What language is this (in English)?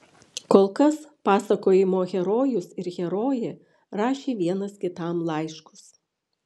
Lithuanian